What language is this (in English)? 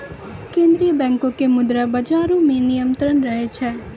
Maithili